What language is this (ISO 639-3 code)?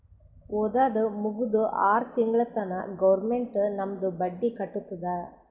kan